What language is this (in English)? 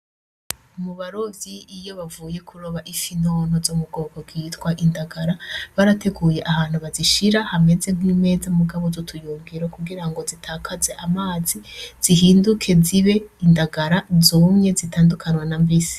Rundi